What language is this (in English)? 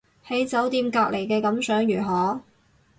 Cantonese